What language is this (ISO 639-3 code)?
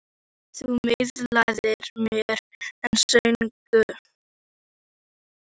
isl